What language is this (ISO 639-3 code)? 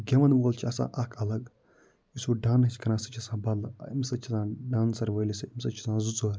kas